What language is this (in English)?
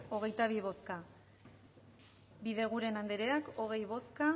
Basque